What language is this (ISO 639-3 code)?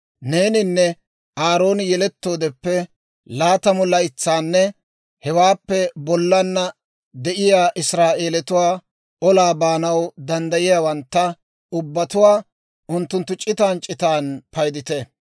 dwr